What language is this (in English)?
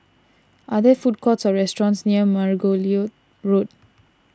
English